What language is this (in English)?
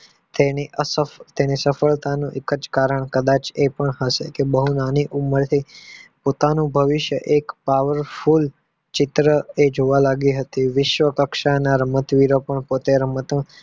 Gujarati